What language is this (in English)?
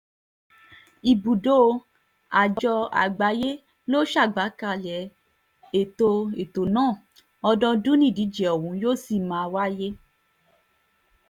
Yoruba